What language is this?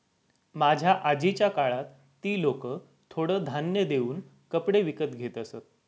Marathi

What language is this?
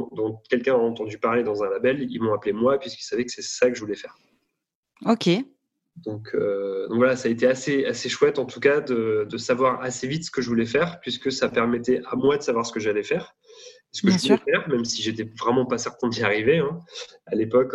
French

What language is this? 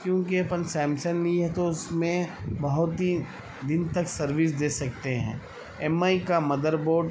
Urdu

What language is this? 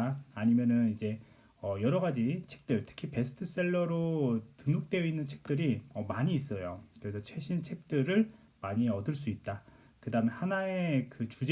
Korean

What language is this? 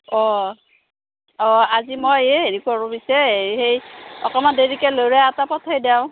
Assamese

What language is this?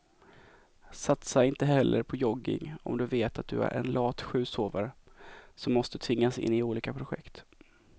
Swedish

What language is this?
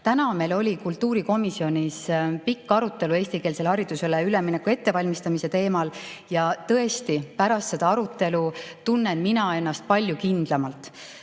Estonian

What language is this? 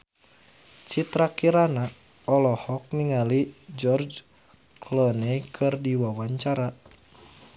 Sundanese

